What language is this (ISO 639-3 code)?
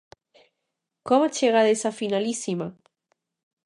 glg